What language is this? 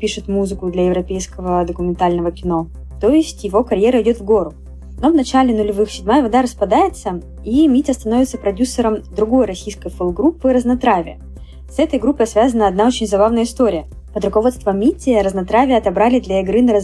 Russian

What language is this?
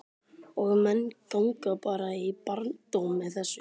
Icelandic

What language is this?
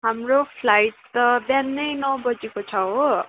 Nepali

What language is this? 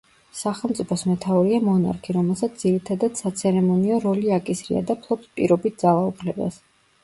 Georgian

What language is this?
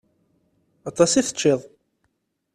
Kabyle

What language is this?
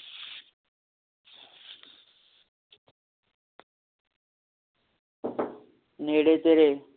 Punjabi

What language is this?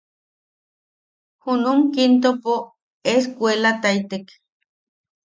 Yaqui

